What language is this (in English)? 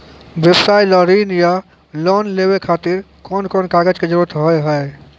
Maithili